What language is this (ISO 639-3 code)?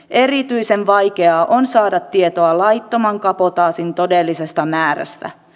fin